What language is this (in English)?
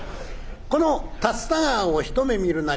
Japanese